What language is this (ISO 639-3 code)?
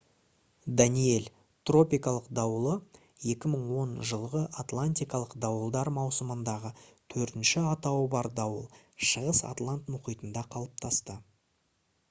kaz